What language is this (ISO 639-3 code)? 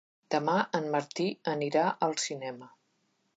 cat